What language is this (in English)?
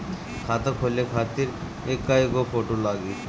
Bhojpuri